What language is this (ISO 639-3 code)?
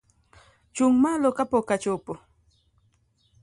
luo